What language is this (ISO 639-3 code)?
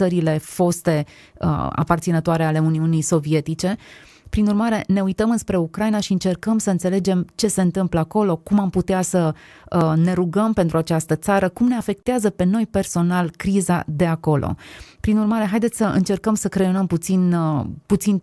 ron